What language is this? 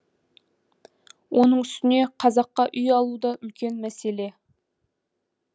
Kazakh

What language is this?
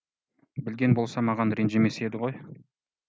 Kazakh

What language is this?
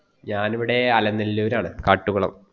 Malayalam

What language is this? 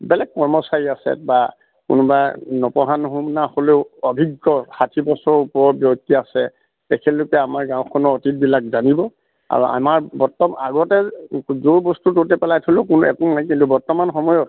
Assamese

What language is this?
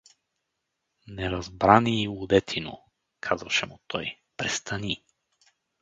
Bulgarian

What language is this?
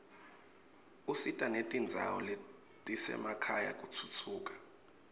Swati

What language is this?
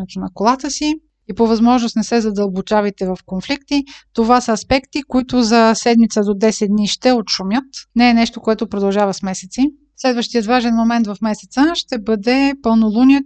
Bulgarian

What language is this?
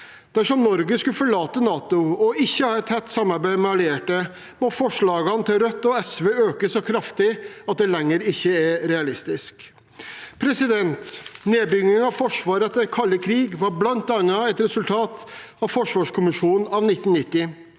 Norwegian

